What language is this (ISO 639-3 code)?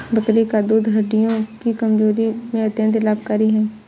hin